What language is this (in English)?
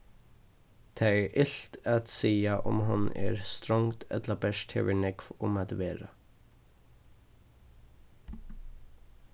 Faroese